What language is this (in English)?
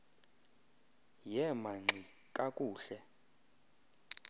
Xhosa